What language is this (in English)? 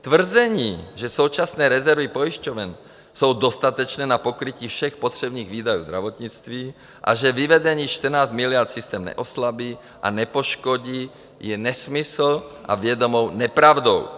Czech